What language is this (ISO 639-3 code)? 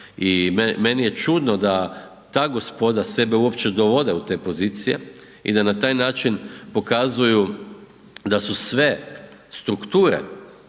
hrv